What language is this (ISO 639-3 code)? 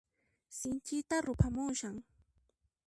qxp